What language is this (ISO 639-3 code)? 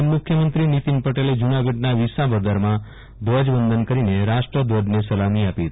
guj